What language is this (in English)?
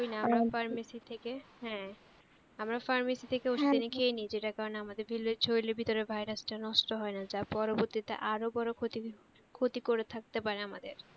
Bangla